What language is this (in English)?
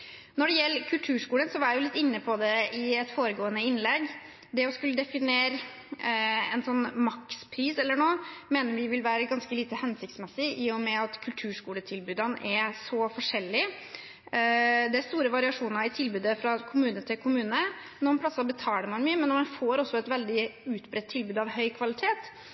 Norwegian Bokmål